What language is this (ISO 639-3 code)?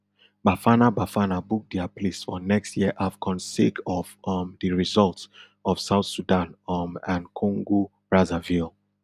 pcm